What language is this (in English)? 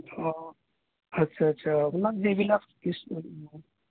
Assamese